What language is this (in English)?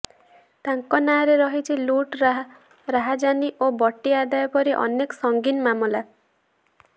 Odia